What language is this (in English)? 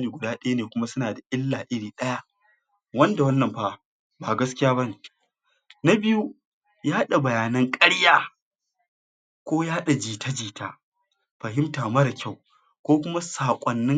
Hausa